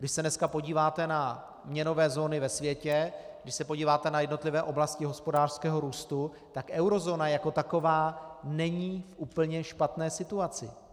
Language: Czech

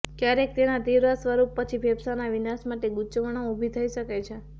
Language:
Gujarati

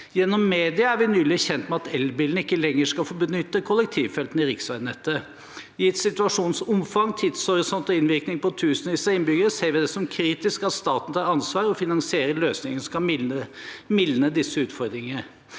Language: Norwegian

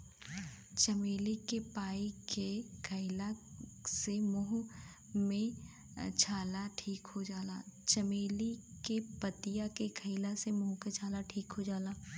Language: Bhojpuri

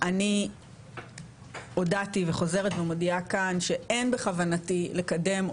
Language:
Hebrew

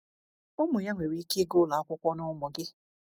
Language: Igbo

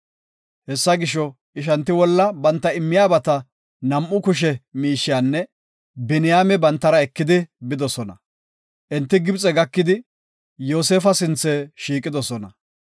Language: Gofa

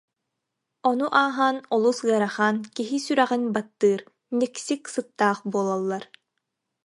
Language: Yakut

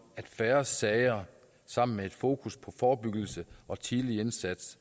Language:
Danish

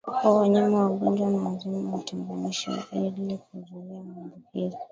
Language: Swahili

